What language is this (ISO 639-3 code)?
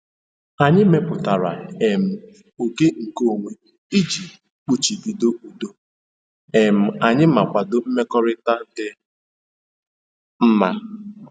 ibo